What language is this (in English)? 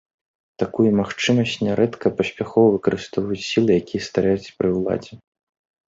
Belarusian